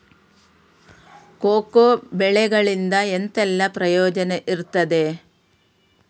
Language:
Kannada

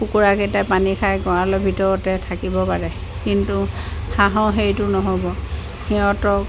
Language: Assamese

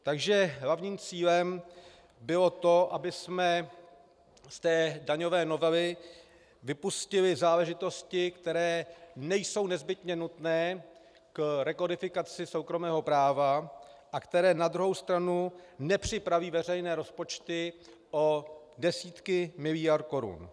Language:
Czech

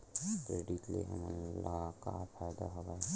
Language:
Chhattisgarhi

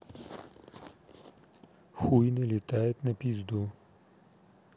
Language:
Russian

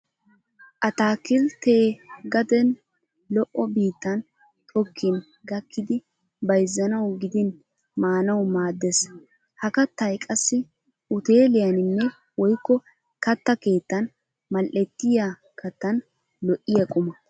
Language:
Wolaytta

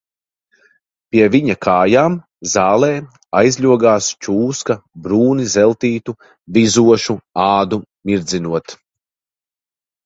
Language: Latvian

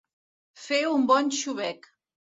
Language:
Catalan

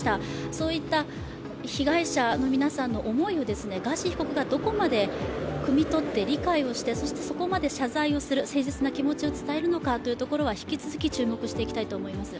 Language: Japanese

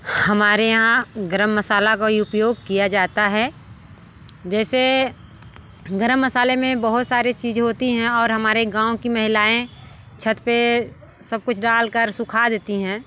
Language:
Hindi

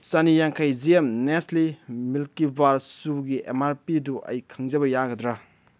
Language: Manipuri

